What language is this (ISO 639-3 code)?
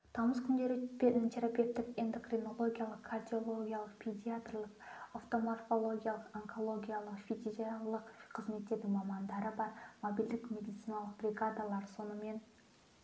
kaz